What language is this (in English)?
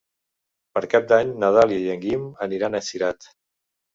Catalan